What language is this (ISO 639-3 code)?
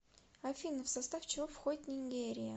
rus